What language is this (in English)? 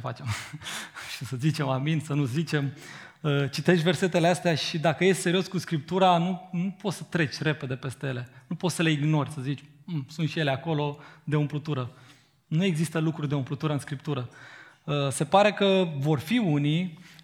Romanian